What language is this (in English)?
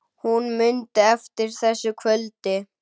Icelandic